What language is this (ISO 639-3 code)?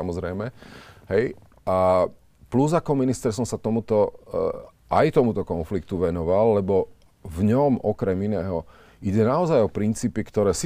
slk